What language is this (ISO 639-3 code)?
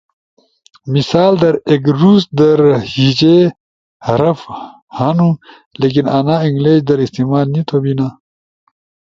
ush